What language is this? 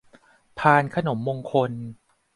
Thai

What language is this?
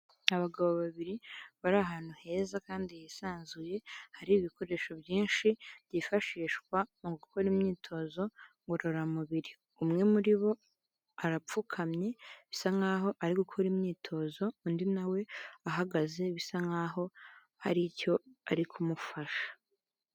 Kinyarwanda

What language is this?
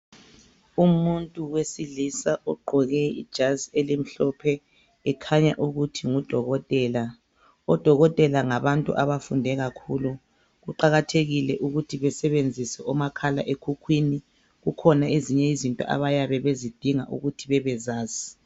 North Ndebele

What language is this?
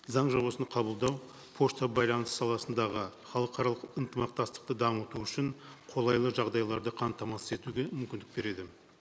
Kazakh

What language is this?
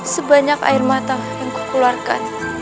Indonesian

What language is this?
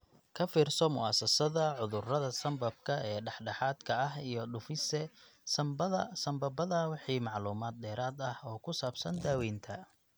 Somali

